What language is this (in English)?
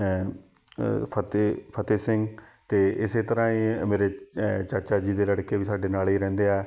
Punjabi